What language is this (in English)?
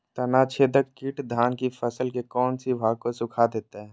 Magahi